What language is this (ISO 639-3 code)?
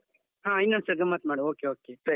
kan